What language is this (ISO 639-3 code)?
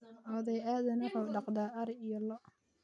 som